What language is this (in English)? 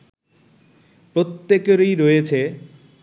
Bangla